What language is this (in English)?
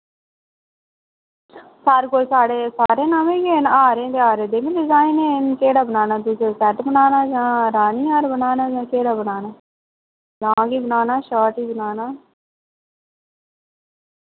Dogri